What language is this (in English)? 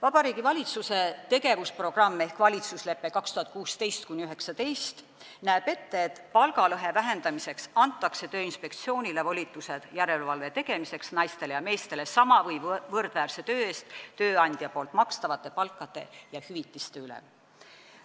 Estonian